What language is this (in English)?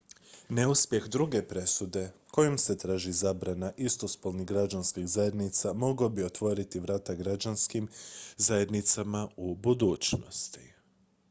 Croatian